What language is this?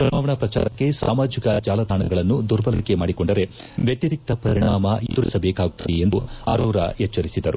Kannada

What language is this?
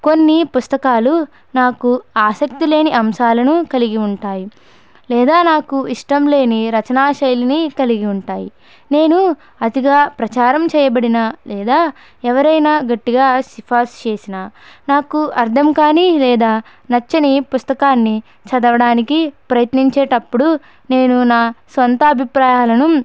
Telugu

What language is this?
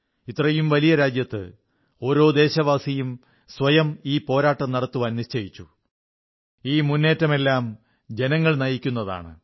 Malayalam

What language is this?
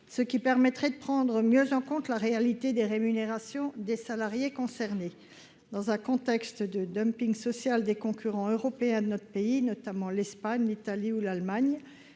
French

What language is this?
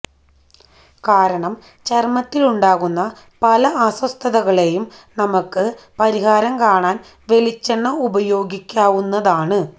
Malayalam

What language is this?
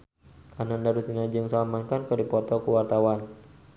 Sundanese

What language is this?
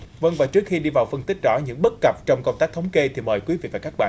Vietnamese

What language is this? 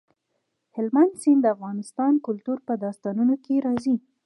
Pashto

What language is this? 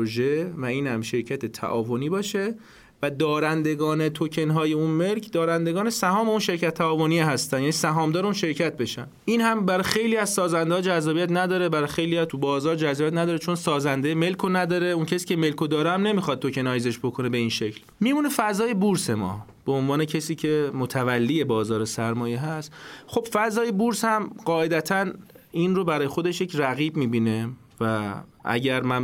Persian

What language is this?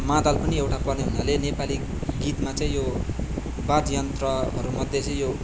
Nepali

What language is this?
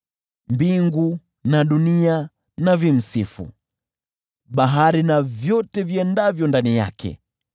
Swahili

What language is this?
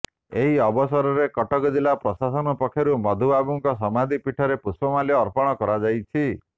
Odia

